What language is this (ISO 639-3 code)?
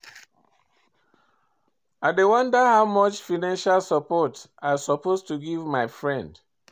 pcm